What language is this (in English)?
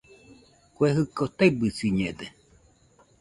Nüpode Huitoto